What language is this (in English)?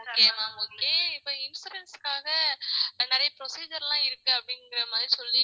Tamil